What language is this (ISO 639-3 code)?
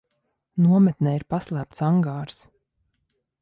lav